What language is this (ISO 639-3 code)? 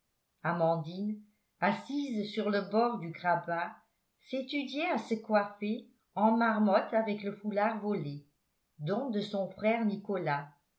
fra